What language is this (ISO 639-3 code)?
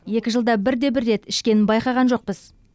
kaz